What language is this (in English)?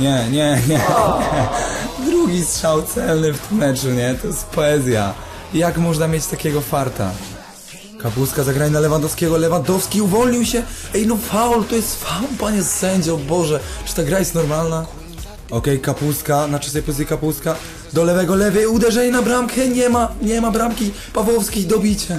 Polish